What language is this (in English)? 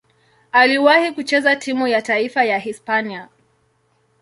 Swahili